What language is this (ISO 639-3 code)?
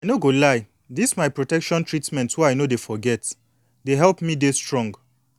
pcm